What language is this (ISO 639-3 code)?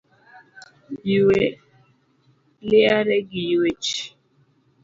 luo